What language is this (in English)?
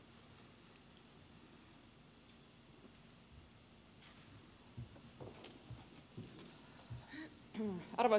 Finnish